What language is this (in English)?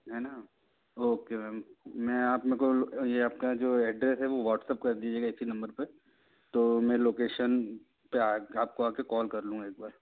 Hindi